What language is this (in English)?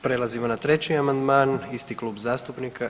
Croatian